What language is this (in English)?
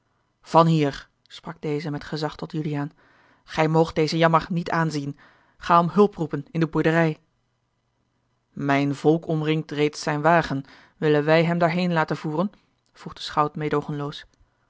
Dutch